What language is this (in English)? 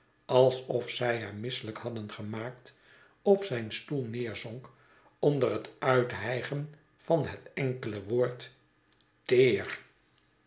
Dutch